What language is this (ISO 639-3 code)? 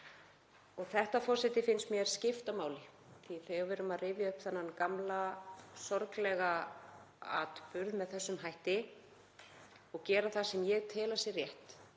isl